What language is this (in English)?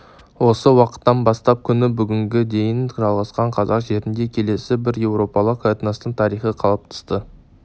Kazakh